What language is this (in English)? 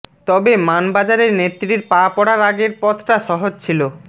Bangla